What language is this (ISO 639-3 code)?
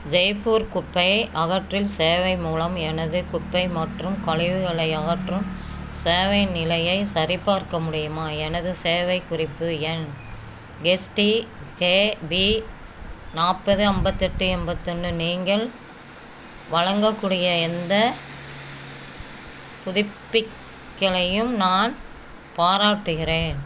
tam